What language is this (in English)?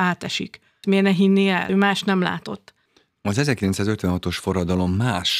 Hungarian